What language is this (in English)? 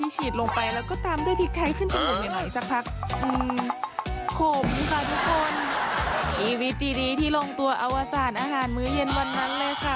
Thai